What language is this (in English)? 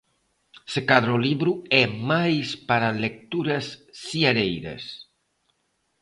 Galician